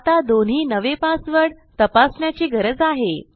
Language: Marathi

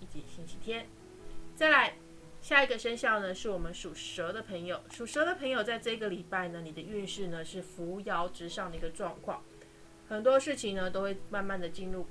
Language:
Chinese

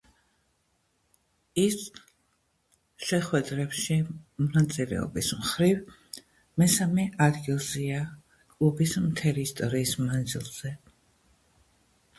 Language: Georgian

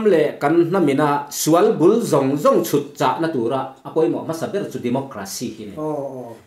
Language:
Thai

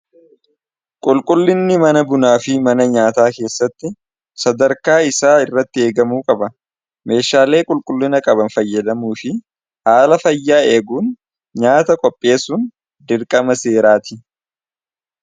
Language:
Oromo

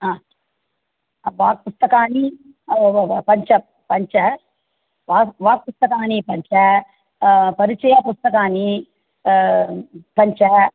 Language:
Sanskrit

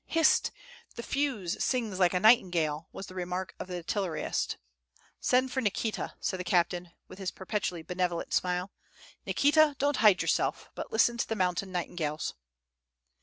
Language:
English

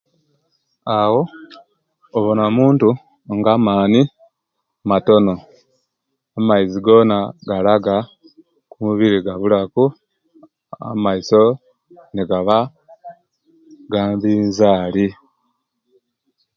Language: Kenyi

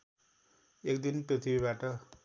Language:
Nepali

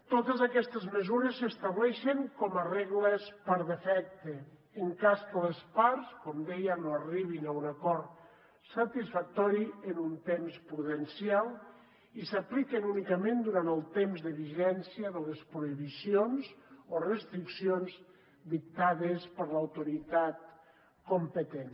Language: Catalan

